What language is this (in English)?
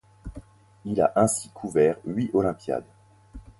French